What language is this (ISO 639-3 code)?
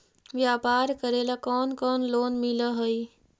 mag